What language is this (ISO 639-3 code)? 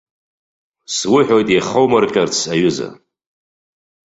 abk